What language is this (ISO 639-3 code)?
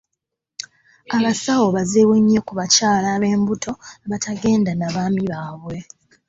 lug